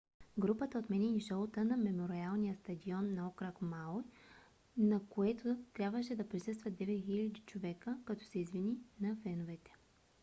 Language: Bulgarian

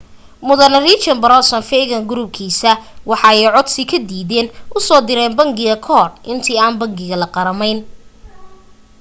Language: Somali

